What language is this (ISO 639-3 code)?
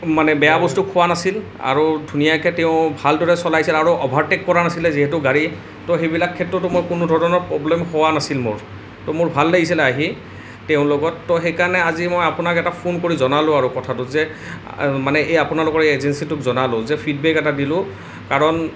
asm